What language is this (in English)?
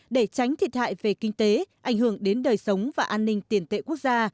Vietnamese